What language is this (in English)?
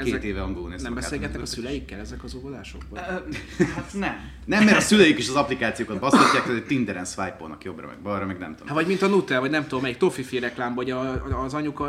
Hungarian